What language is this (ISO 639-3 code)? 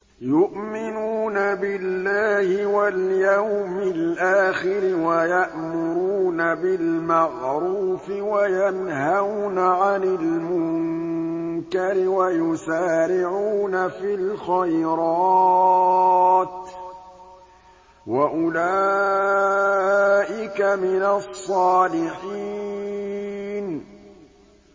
ara